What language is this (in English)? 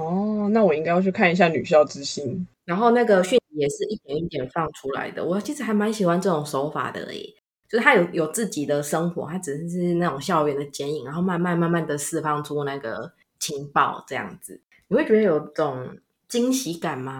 Chinese